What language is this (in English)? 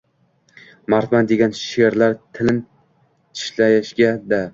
Uzbek